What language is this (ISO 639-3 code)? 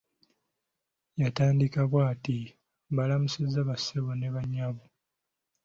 lug